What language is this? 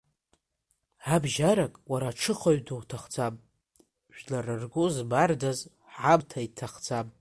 Abkhazian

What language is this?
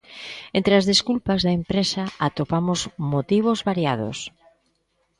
Galician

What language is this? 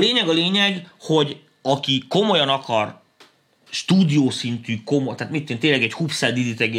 Hungarian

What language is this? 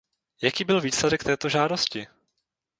Czech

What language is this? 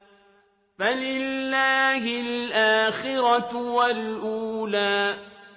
Arabic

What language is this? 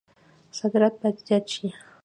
Pashto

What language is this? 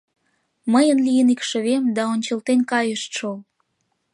Mari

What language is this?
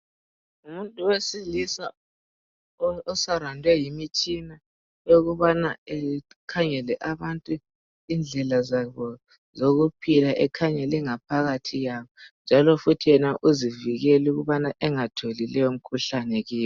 North Ndebele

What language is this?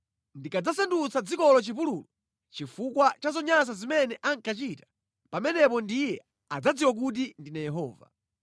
Nyanja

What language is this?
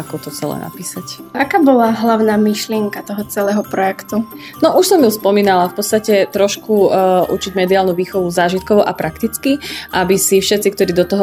Slovak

